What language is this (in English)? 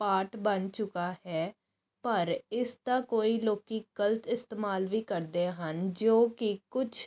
Punjabi